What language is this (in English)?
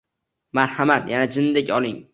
Uzbek